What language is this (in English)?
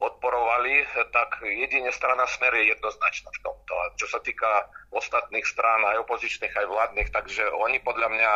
Czech